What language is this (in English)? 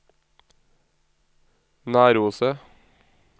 Norwegian